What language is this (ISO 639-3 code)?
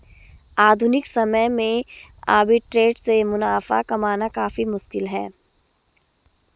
hin